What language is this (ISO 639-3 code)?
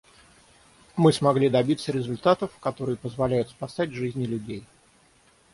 rus